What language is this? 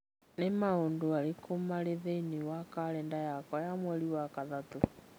Kikuyu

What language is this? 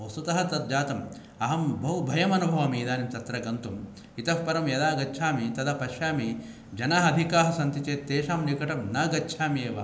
Sanskrit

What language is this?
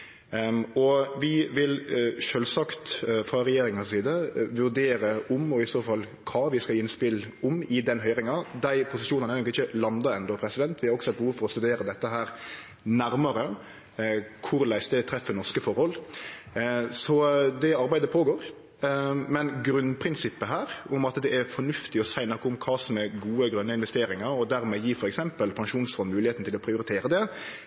Norwegian Nynorsk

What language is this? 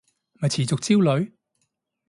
Cantonese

